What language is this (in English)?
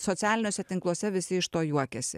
Lithuanian